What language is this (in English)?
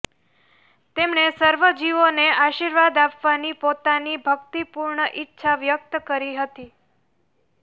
Gujarati